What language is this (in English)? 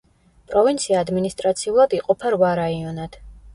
Georgian